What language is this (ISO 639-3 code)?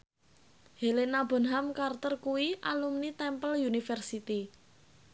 jav